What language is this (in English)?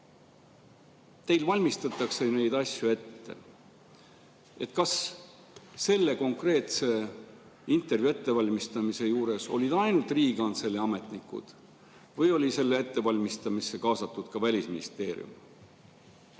Estonian